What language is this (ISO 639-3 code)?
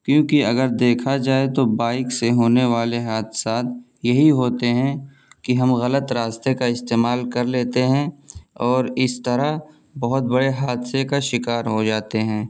urd